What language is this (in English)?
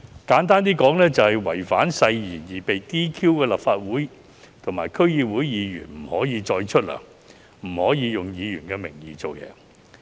Cantonese